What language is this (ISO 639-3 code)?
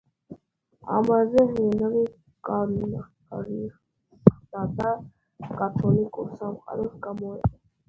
kat